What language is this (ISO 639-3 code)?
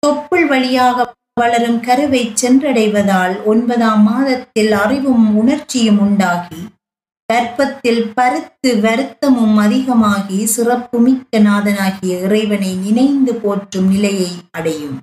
tam